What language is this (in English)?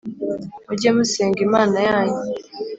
Kinyarwanda